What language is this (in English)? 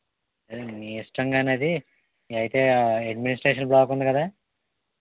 Telugu